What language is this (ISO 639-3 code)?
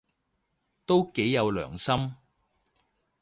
yue